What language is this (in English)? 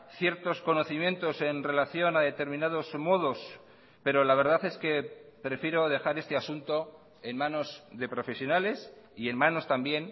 Spanish